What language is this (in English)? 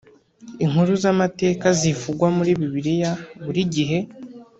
Kinyarwanda